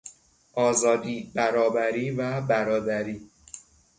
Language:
Persian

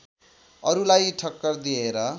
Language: Nepali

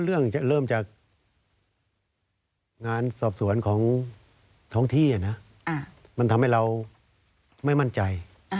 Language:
Thai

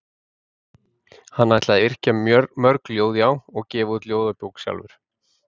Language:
Icelandic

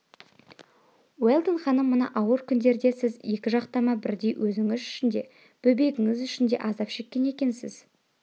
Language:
Kazakh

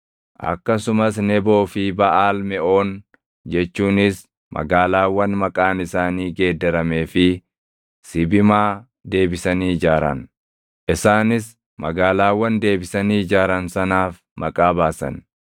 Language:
Oromo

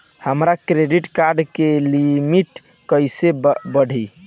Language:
Bhojpuri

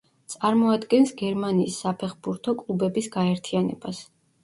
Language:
Georgian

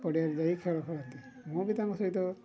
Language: Odia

